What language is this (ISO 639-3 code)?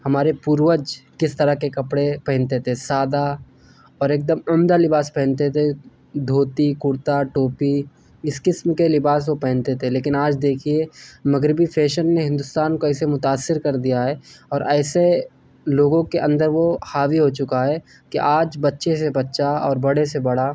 urd